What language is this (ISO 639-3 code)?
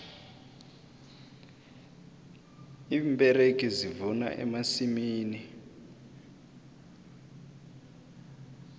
nbl